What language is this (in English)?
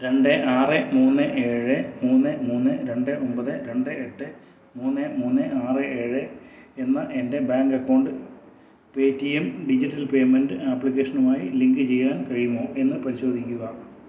Malayalam